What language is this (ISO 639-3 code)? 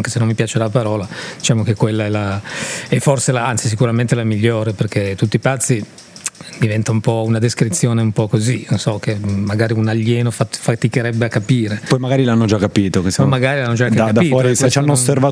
ita